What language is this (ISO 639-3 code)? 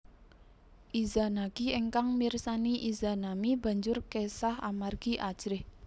jav